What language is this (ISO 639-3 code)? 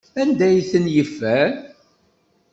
kab